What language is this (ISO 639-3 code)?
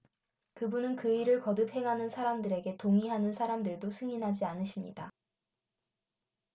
kor